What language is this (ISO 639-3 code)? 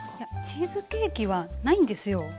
jpn